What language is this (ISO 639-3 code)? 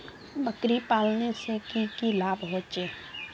mag